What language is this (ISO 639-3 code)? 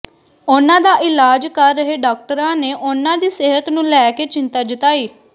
pan